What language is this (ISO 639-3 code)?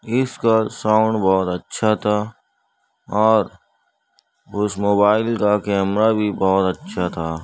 urd